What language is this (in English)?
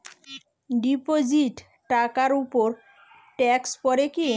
Bangla